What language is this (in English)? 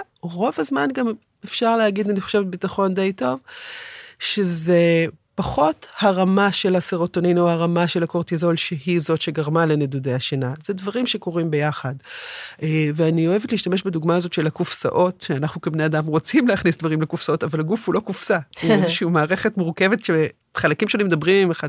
Hebrew